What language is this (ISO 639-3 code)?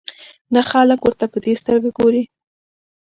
pus